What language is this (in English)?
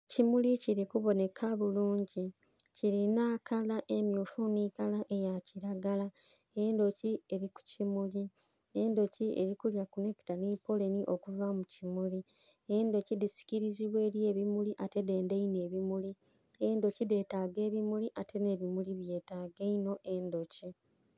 Soga